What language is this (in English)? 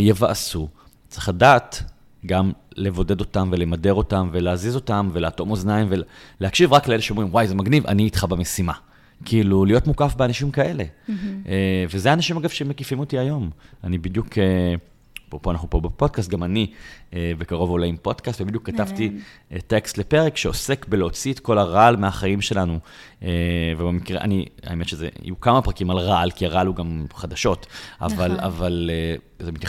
Hebrew